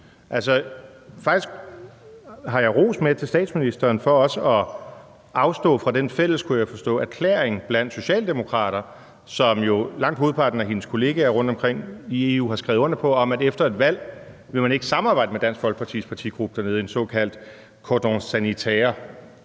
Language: Danish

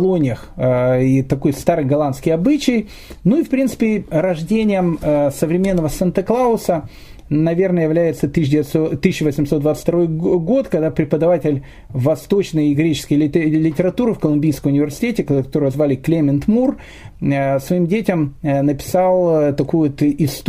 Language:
Russian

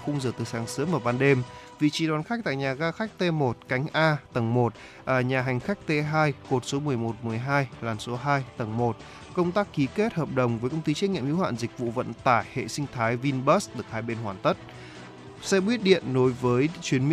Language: Vietnamese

